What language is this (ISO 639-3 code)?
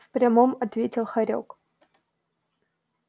rus